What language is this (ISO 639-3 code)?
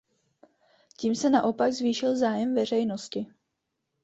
ces